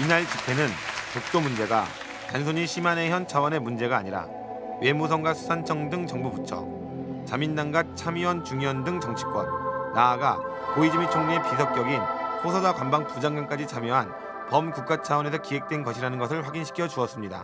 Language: Korean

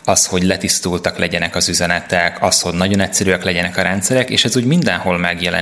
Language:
Hungarian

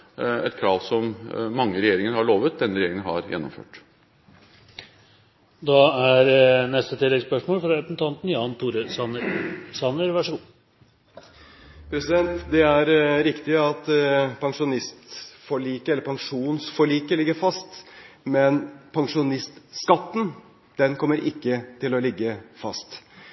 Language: Norwegian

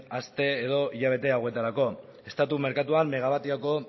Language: Basque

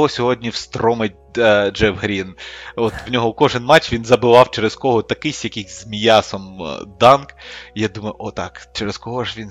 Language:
Ukrainian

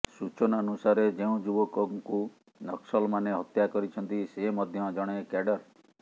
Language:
Odia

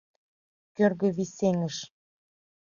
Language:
Mari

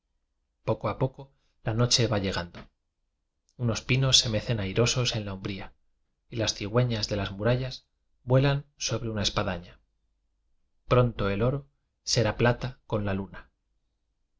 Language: Spanish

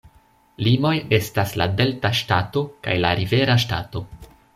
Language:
Esperanto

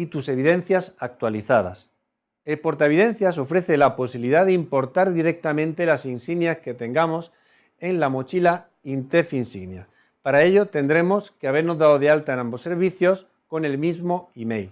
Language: Spanish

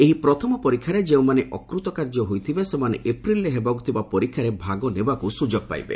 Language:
Odia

